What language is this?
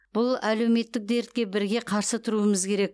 Kazakh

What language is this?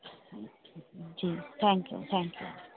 Sindhi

